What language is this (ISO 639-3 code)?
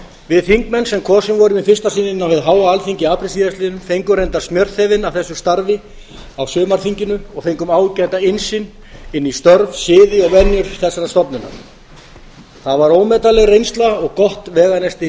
isl